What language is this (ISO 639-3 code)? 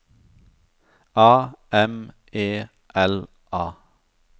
nor